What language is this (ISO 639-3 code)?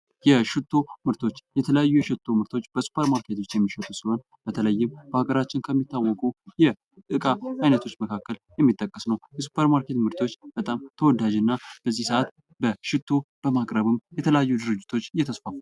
amh